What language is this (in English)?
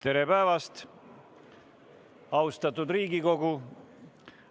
Estonian